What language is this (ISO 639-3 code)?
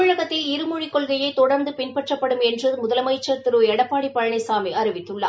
tam